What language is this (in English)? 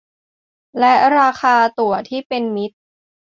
Thai